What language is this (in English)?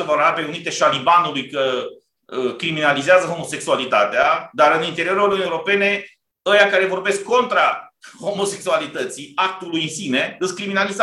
Romanian